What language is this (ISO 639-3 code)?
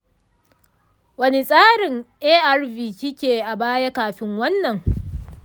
hau